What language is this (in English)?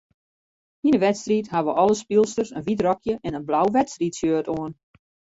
Western Frisian